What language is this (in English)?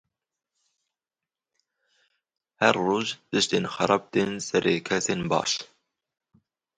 Kurdish